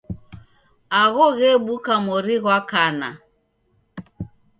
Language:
Taita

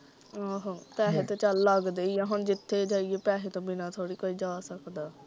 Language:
Punjabi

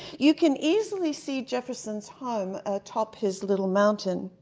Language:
English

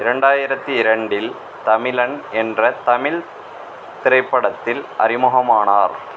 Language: Tamil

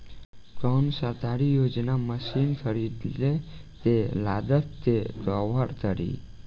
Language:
Bhojpuri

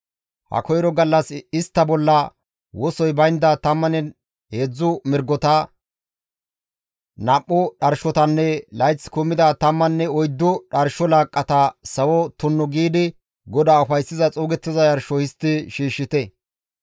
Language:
Gamo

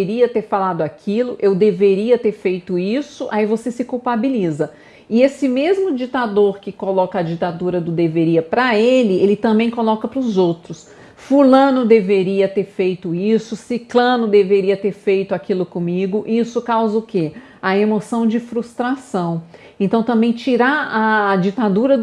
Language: Portuguese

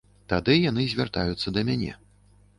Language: Belarusian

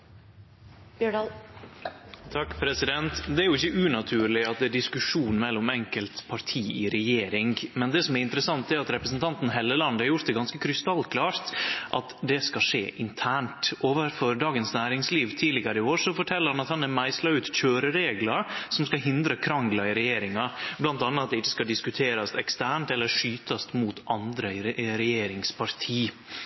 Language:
Norwegian Nynorsk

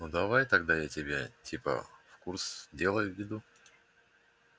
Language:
Russian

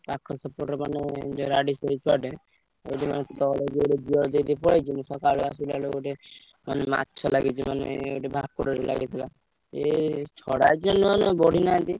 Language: Odia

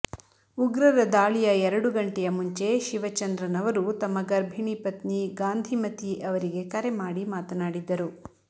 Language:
Kannada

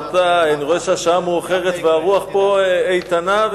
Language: Hebrew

